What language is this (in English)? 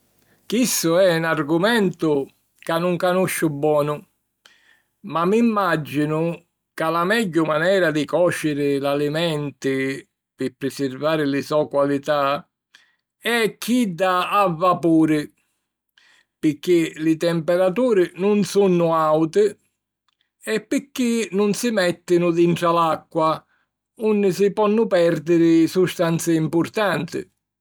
Sicilian